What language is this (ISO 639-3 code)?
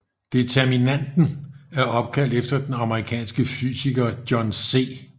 dan